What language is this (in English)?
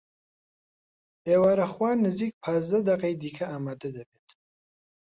Central Kurdish